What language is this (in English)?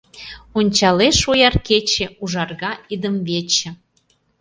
Mari